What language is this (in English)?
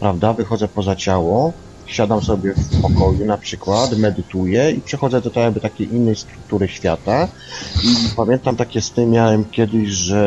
Polish